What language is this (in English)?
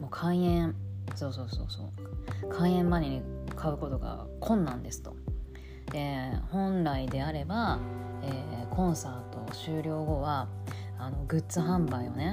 Japanese